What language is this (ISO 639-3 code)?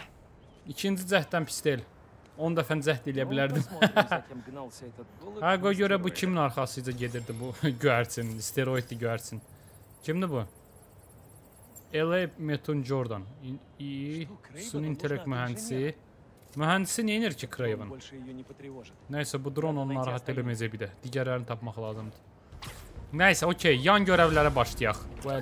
tur